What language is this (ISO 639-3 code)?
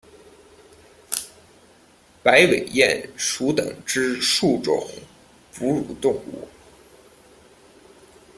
zho